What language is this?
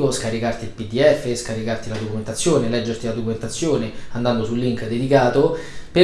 Italian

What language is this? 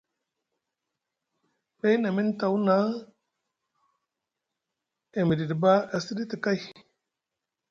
Musgu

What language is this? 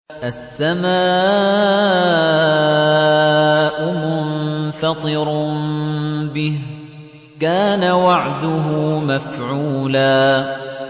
Arabic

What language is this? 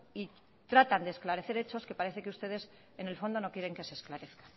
Spanish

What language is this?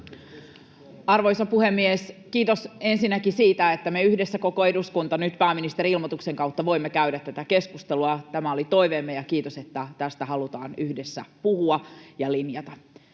Finnish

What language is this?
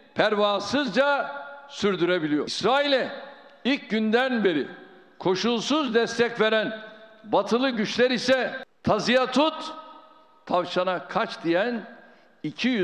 Turkish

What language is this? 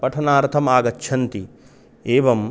Sanskrit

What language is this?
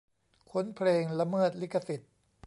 Thai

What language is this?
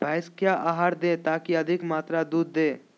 Magahi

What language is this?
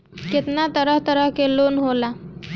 Bhojpuri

